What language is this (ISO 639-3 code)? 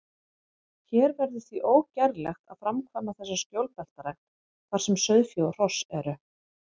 isl